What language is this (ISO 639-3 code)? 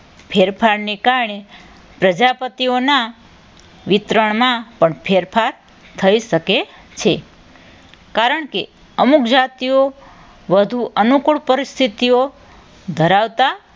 guj